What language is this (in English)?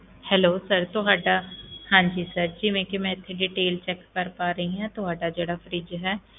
Punjabi